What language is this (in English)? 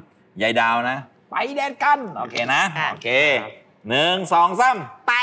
Thai